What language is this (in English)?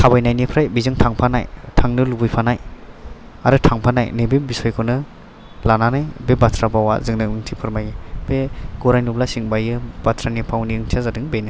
Bodo